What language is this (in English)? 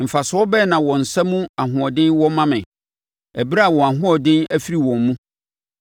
Akan